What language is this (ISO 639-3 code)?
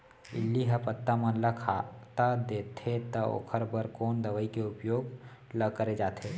hne